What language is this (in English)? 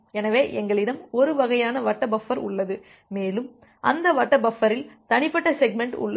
Tamil